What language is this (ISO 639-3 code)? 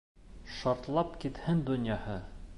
bak